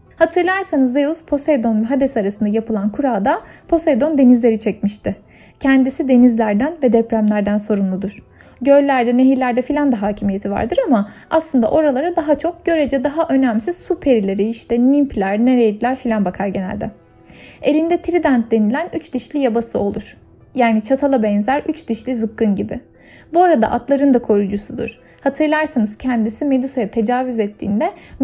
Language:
Turkish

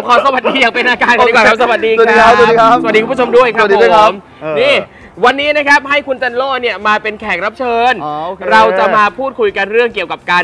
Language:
Thai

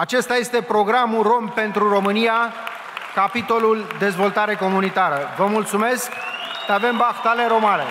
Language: Romanian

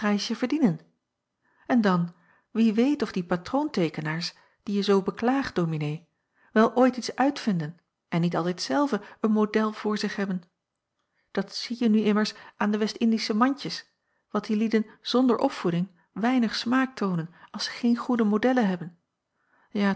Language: Dutch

